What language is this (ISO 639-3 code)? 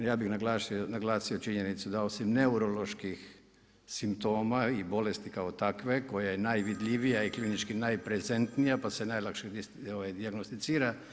hrv